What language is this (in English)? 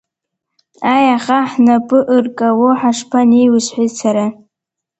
Abkhazian